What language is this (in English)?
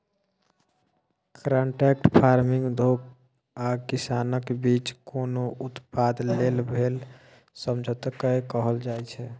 Maithili